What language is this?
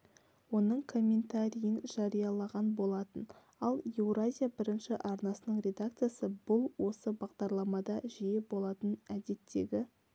Kazakh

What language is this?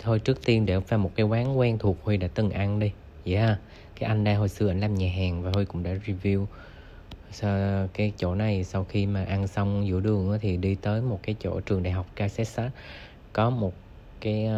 Vietnamese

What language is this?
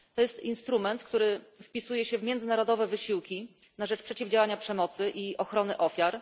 Polish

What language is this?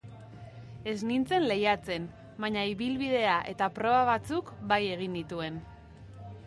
Basque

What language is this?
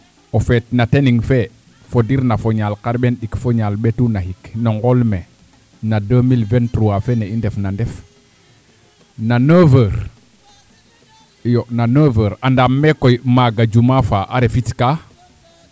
Serer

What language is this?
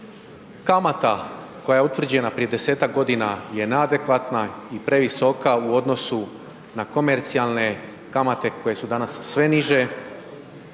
Croatian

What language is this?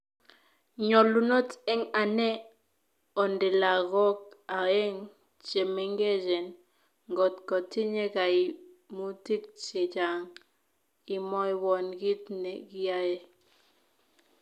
Kalenjin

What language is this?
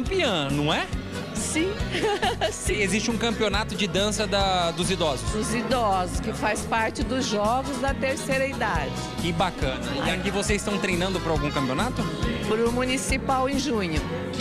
Portuguese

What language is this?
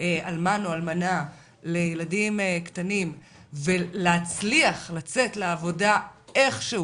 Hebrew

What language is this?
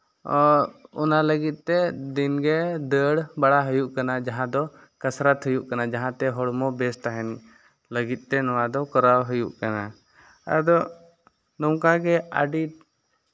Santali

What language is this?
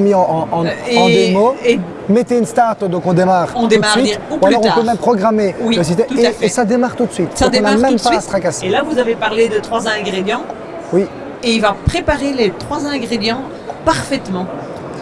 French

